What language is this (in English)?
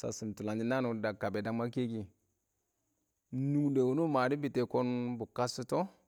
Awak